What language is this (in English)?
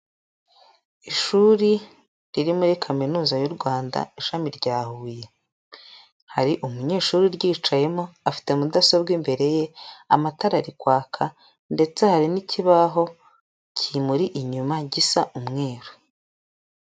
Kinyarwanda